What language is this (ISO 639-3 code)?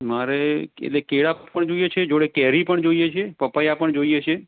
guj